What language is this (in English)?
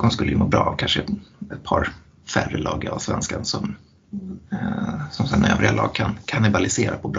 Swedish